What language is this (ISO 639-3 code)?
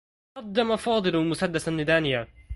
ara